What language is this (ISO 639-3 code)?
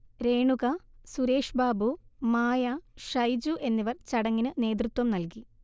mal